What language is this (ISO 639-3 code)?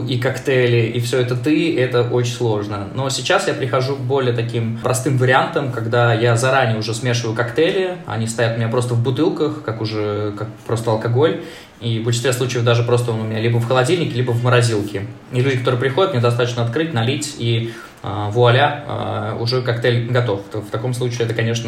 rus